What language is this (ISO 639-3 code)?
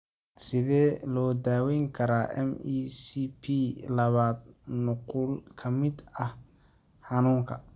som